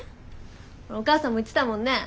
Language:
Japanese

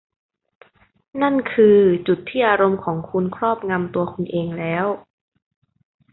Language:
Thai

